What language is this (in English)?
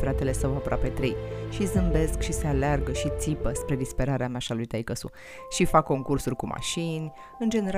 Romanian